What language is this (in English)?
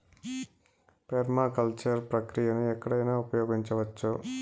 Telugu